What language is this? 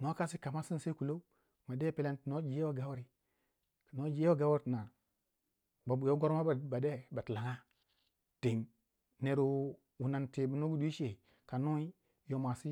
Waja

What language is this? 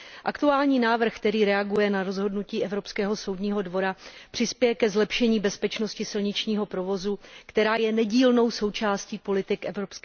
Czech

